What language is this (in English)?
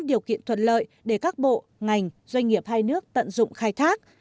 Vietnamese